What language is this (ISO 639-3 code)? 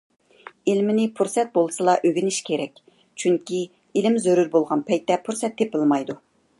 uig